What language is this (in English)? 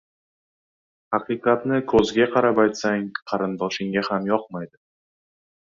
Uzbek